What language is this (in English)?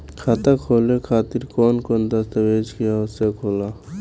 Bhojpuri